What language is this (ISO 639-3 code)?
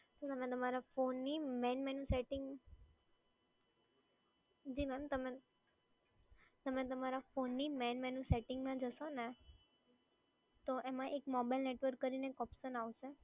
guj